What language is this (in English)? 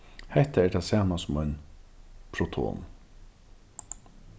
Faroese